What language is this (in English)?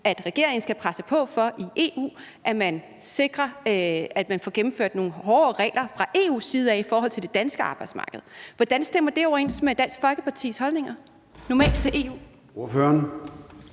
Danish